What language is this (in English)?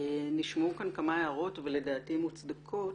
Hebrew